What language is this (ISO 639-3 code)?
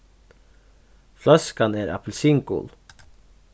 fao